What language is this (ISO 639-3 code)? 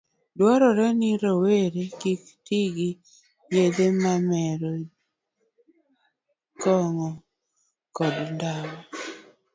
luo